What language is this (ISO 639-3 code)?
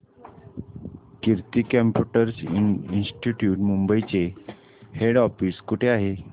mar